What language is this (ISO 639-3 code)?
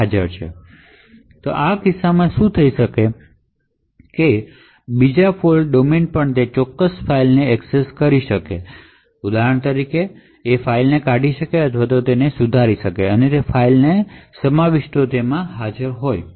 guj